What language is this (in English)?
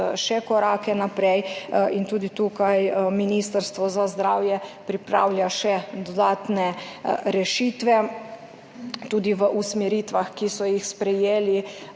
Slovenian